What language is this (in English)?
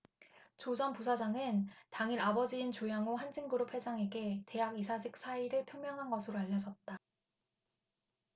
Korean